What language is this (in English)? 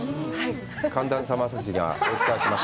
Japanese